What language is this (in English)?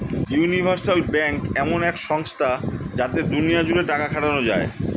Bangla